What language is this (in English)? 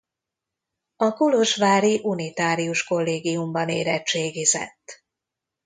Hungarian